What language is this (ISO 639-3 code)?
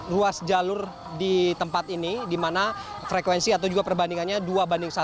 ind